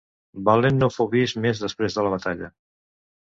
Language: Catalan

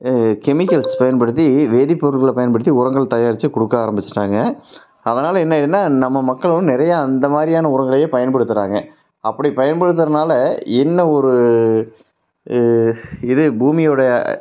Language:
Tamil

